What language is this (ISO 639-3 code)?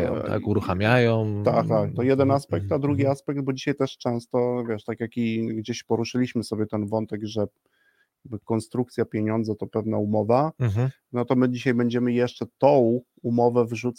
pol